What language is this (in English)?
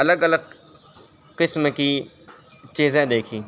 Urdu